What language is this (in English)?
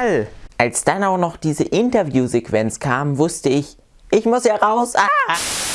German